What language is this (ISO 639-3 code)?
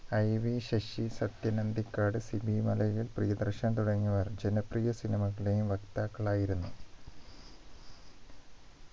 mal